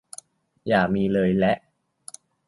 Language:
Thai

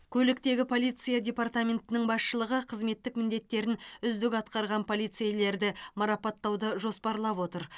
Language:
Kazakh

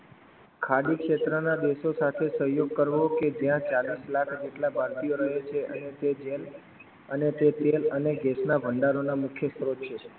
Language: Gujarati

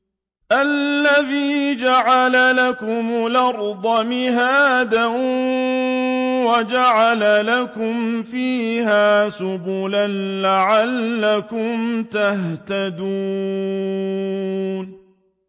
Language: Arabic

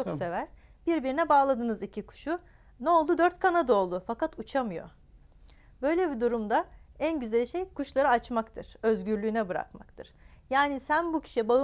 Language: Turkish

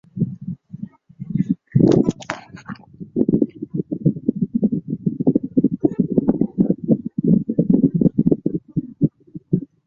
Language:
Chinese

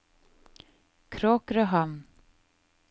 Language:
Norwegian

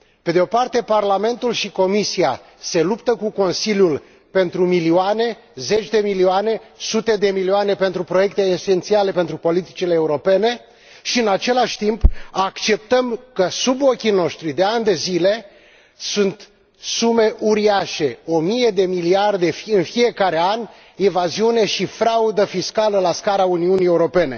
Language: Romanian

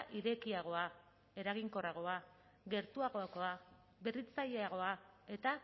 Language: Basque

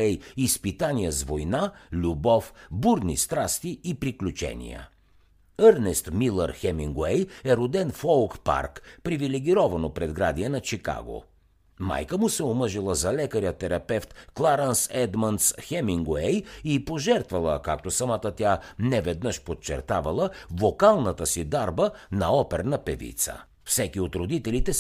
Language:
Bulgarian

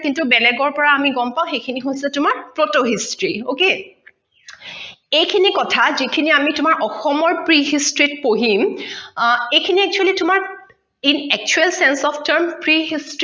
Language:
Assamese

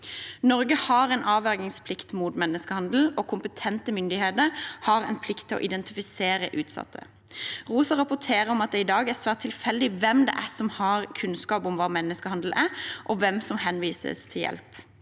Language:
Norwegian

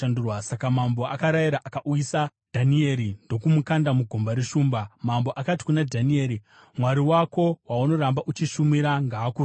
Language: Shona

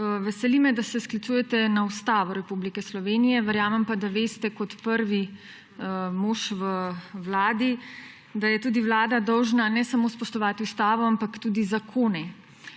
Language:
Slovenian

